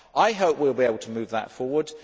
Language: English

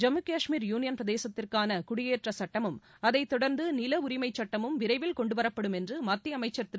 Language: Tamil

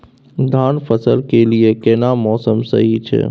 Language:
Maithili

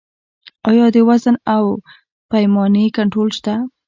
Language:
Pashto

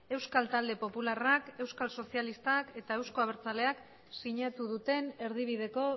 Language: Basque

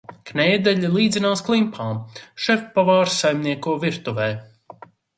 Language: Latvian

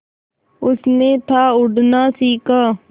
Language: Hindi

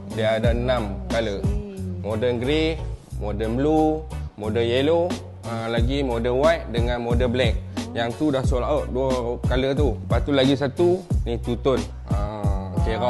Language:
Malay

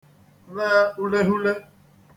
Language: Igbo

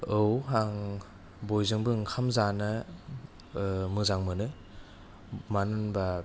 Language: Bodo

